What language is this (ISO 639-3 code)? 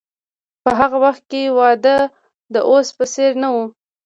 pus